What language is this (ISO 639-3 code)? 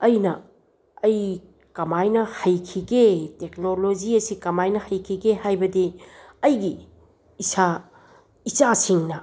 mni